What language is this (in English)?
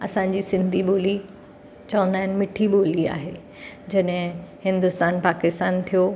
Sindhi